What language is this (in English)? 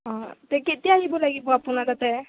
Assamese